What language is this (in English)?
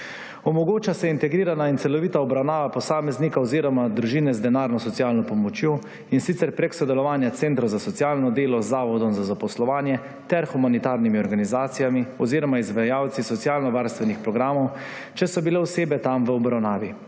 Slovenian